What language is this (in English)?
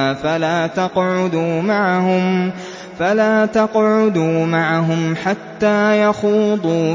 Arabic